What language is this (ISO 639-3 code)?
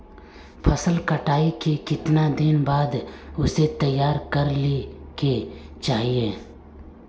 mag